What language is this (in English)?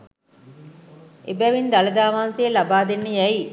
Sinhala